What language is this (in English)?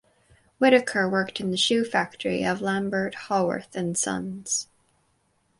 English